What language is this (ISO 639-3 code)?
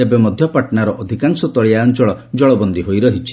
ori